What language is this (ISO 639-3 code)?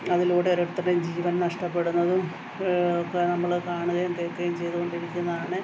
mal